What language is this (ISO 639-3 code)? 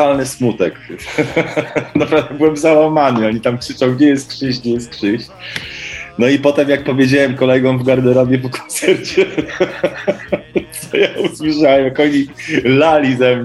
pol